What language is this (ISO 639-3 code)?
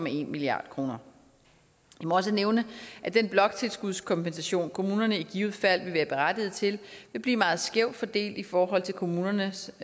dan